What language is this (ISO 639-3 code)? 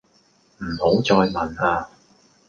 yue